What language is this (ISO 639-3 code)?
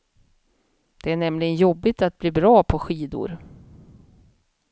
swe